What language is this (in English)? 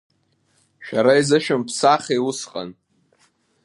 Abkhazian